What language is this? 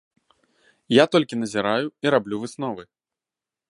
Belarusian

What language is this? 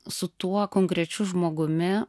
Lithuanian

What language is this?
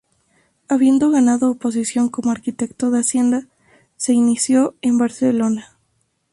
Spanish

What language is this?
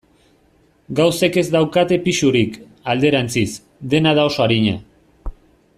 Basque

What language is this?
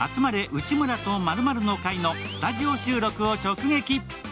Japanese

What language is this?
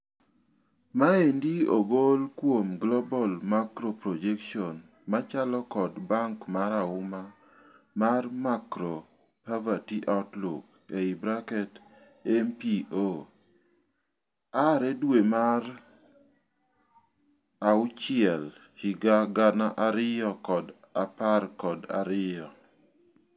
Luo (Kenya and Tanzania)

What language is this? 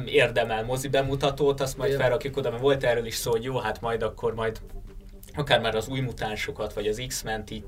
Hungarian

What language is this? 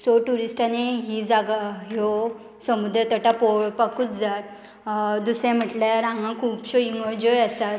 Konkani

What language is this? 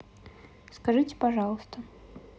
Russian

